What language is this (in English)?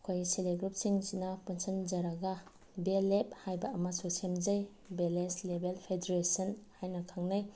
Manipuri